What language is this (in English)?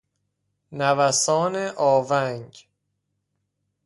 Persian